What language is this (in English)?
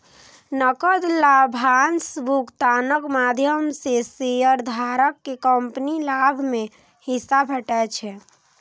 Maithili